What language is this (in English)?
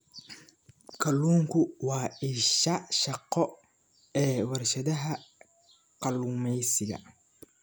Somali